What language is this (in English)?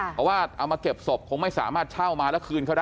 Thai